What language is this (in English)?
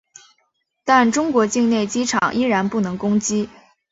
Chinese